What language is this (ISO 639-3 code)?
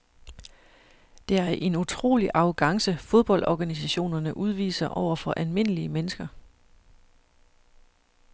dan